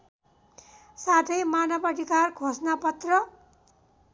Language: Nepali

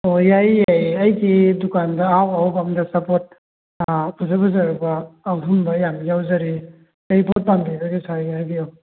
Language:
Manipuri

